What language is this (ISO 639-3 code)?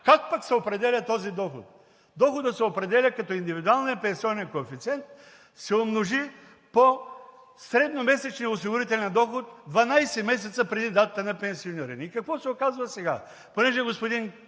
bul